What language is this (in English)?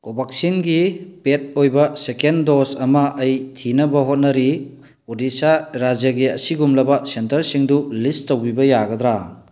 Manipuri